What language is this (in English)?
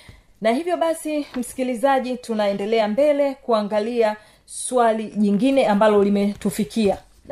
Swahili